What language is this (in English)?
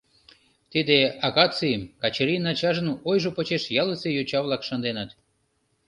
Mari